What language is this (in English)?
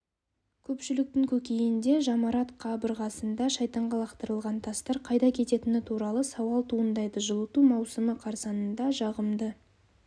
Kazakh